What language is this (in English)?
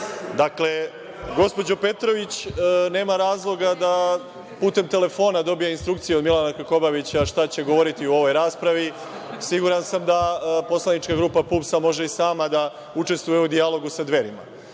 Serbian